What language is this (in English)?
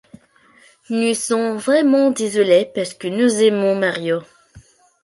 French